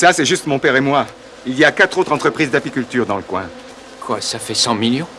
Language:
French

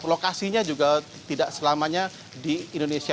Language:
Indonesian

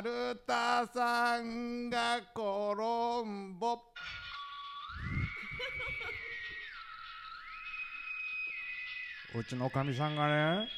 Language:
Japanese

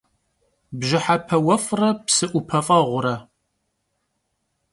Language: Kabardian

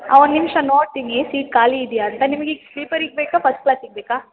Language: Kannada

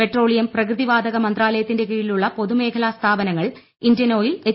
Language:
Malayalam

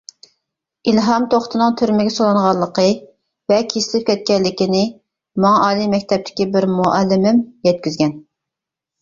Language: Uyghur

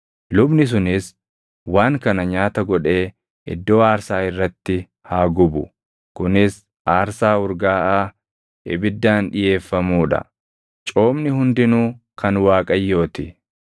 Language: Oromo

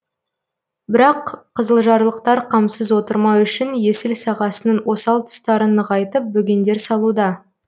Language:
Kazakh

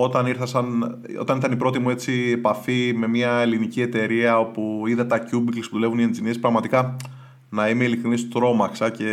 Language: Greek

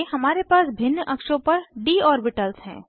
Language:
Hindi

